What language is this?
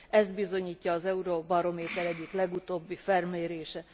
Hungarian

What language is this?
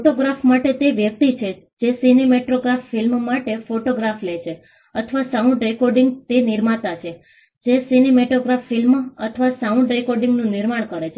Gujarati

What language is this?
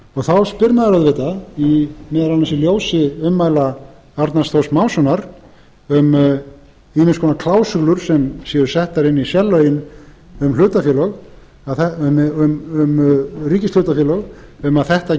Icelandic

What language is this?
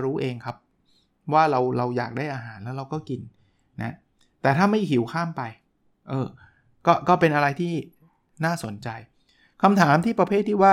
Thai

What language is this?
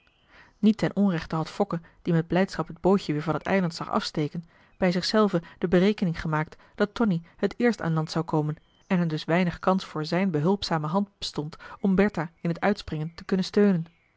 Dutch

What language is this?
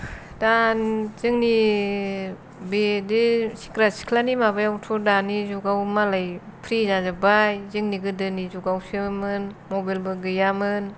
Bodo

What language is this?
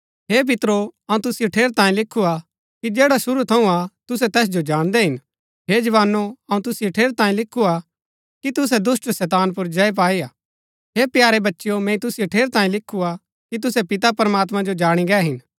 Gaddi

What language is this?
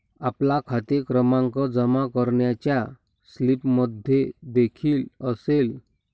Marathi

